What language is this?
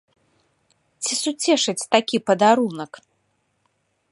Belarusian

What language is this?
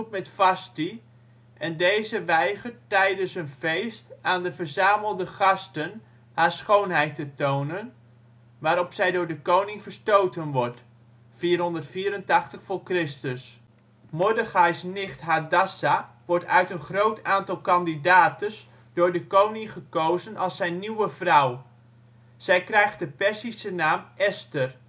Dutch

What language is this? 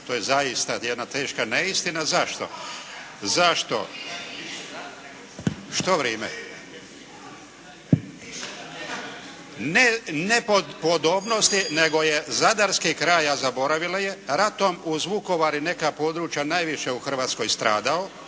Croatian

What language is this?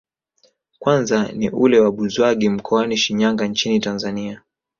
Swahili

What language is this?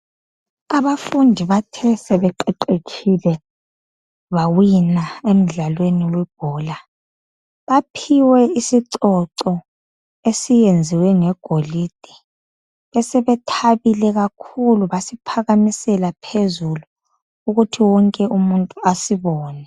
North Ndebele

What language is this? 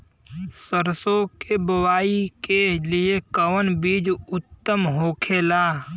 Bhojpuri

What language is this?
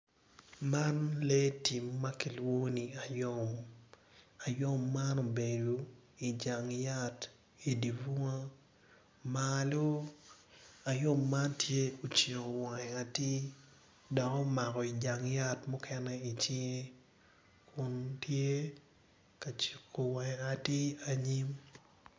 Acoli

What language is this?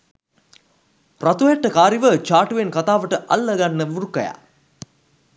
Sinhala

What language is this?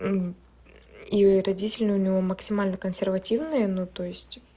Russian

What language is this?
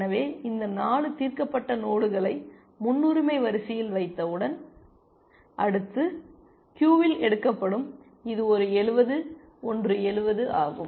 Tamil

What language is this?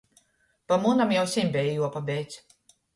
Latgalian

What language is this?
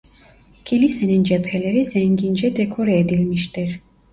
Turkish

